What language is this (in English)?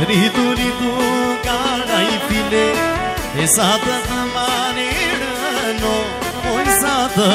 Romanian